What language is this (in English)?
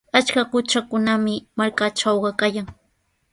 Sihuas Ancash Quechua